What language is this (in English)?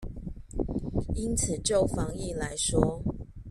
Chinese